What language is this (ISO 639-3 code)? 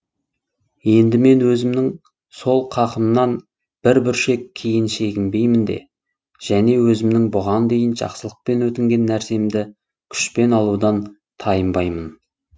kaz